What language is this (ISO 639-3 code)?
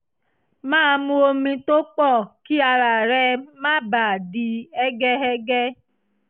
yor